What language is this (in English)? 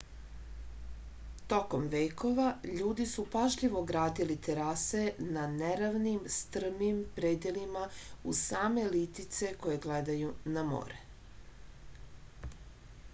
Serbian